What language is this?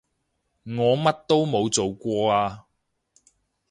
Cantonese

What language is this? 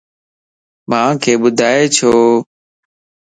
Lasi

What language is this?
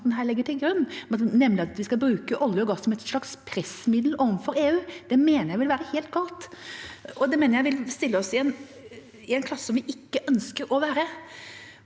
Norwegian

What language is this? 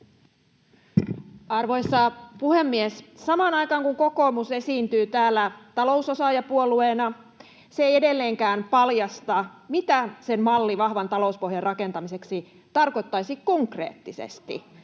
Finnish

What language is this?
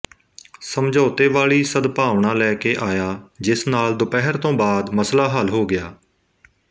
Punjabi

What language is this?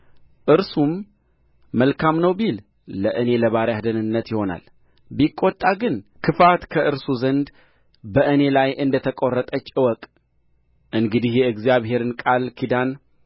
Amharic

